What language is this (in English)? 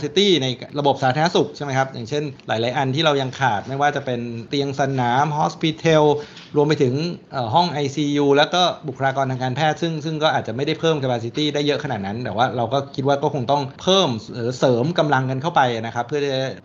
Thai